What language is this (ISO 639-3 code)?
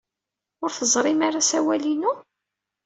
kab